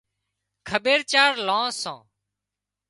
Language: Wadiyara Koli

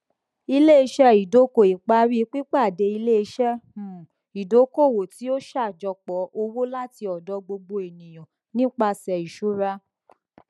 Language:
Yoruba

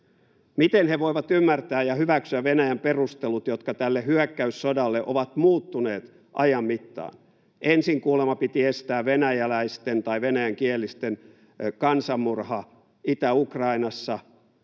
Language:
Finnish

